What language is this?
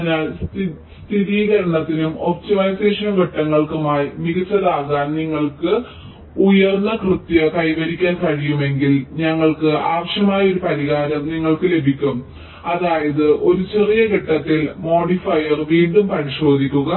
Malayalam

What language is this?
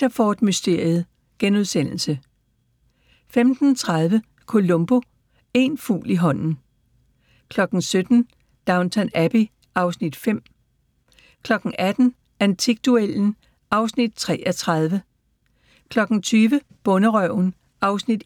Danish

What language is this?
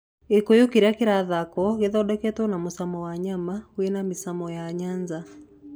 Kikuyu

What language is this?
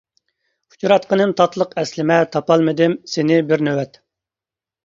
Uyghur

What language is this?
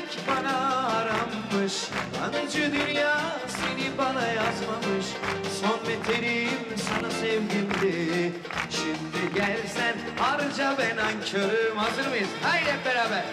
Turkish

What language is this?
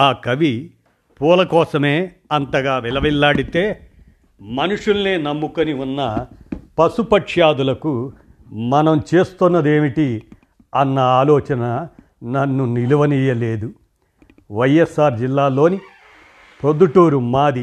Telugu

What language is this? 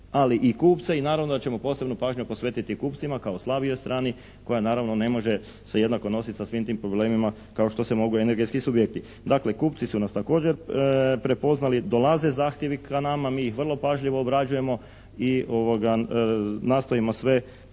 Croatian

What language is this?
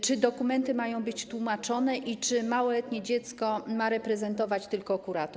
Polish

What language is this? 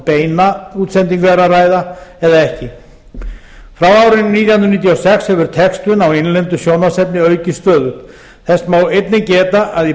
Icelandic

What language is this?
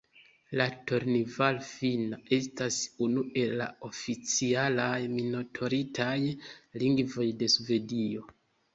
Esperanto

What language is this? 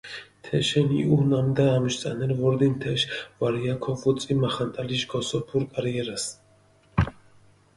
Mingrelian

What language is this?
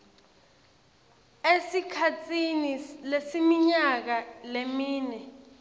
Swati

